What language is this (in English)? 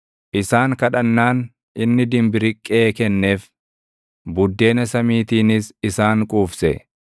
Oromo